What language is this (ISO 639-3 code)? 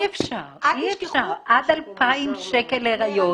heb